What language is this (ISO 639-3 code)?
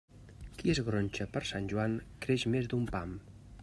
cat